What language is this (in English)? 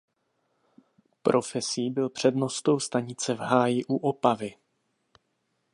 Czech